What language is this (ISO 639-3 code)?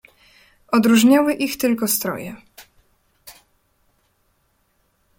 pol